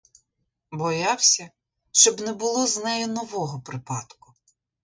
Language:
Ukrainian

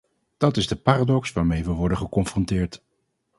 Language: Dutch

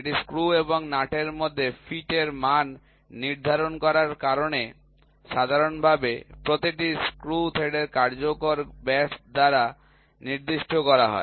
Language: Bangla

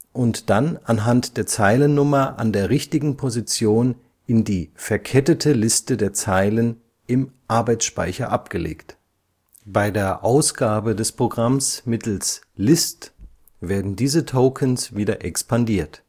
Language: German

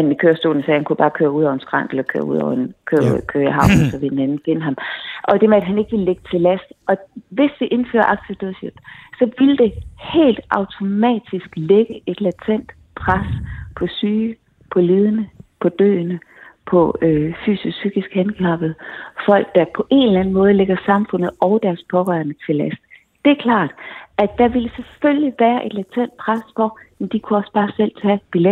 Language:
Danish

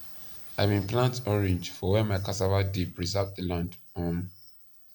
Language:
Nigerian Pidgin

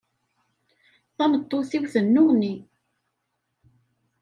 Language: Kabyle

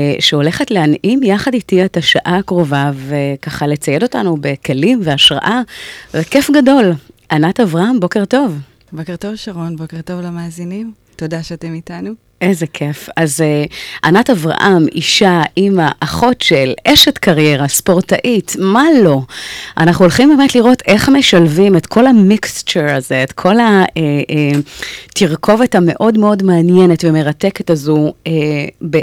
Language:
Hebrew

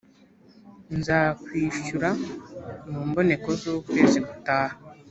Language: Kinyarwanda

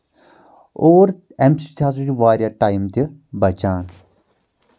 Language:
Kashmiri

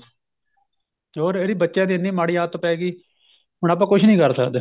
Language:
Punjabi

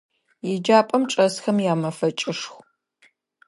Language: Adyghe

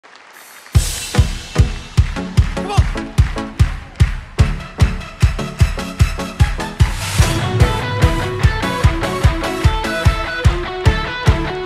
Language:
Indonesian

